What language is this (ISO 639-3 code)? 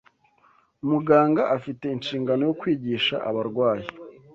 kin